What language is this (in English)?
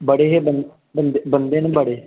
Dogri